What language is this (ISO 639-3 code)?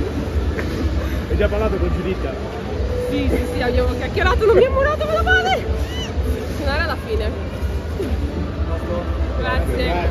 ita